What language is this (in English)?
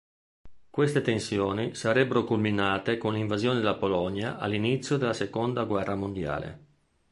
Italian